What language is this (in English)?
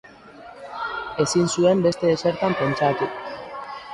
Basque